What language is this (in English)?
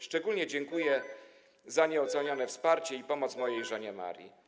Polish